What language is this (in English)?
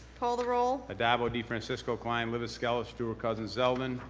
English